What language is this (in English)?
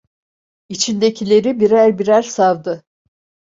Turkish